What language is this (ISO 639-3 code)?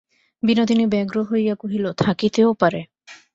ben